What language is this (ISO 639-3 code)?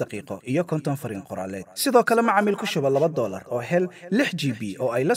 ara